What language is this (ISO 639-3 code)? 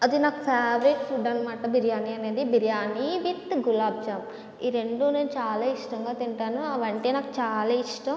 tel